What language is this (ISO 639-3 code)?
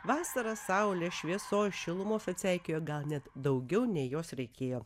lit